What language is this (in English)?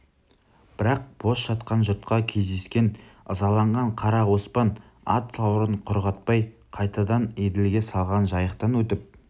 Kazakh